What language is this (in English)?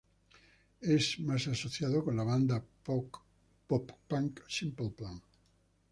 Spanish